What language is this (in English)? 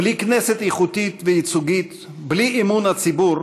Hebrew